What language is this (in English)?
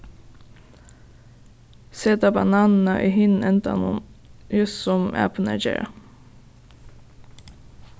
Faroese